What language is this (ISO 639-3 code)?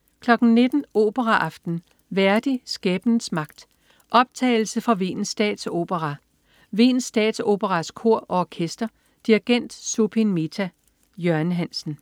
dan